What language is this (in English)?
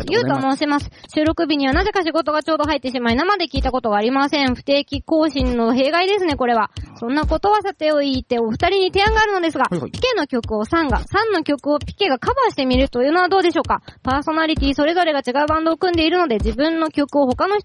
Japanese